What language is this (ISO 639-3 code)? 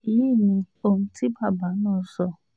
yor